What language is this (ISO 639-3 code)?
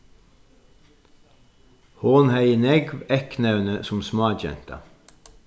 fao